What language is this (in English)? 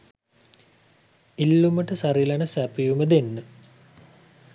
Sinhala